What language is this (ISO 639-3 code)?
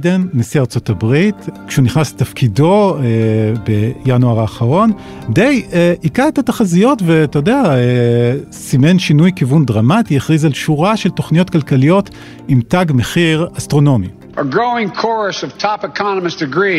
heb